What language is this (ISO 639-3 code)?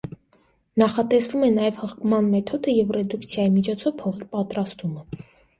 hye